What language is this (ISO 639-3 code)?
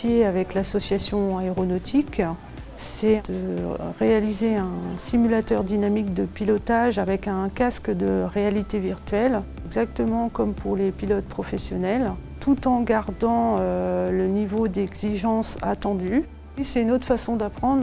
fra